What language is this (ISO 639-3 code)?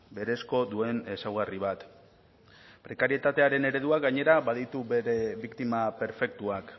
eus